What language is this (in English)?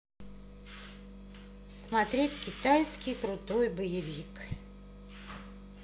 Russian